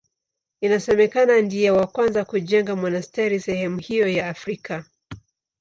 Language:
Swahili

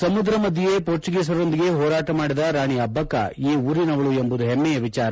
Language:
Kannada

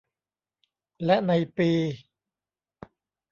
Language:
Thai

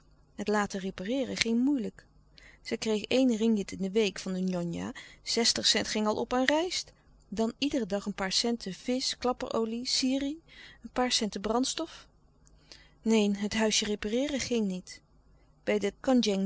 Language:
Dutch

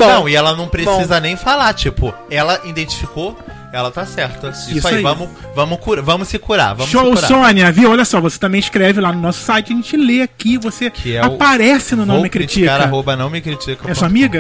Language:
Portuguese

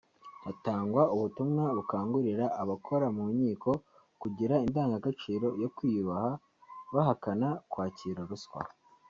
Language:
Kinyarwanda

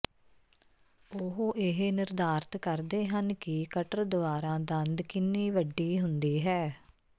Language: Punjabi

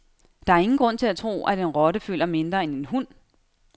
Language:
Danish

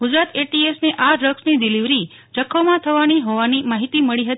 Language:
Gujarati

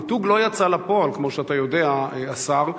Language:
Hebrew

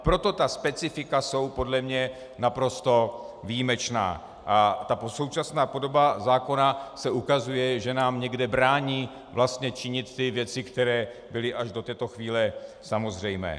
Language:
Czech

